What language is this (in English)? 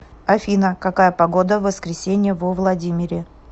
Russian